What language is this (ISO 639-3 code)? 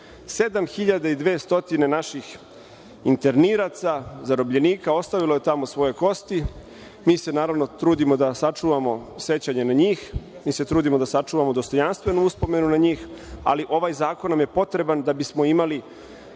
srp